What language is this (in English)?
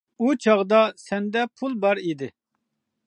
Uyghur